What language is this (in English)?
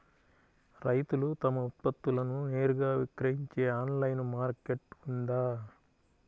Telugu